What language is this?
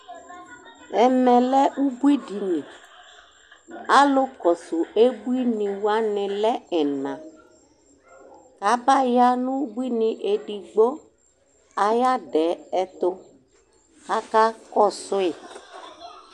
Ikposo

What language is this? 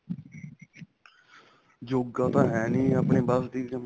Punjabi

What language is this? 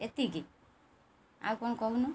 Odia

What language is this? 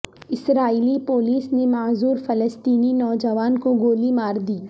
Urdu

